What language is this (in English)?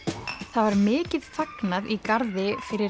Icelandic